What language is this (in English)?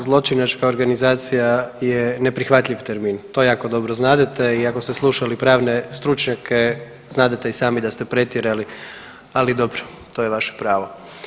Croatian